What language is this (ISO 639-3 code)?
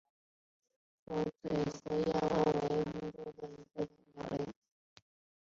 zho